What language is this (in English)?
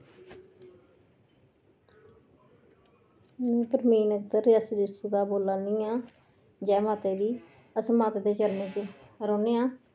Dogri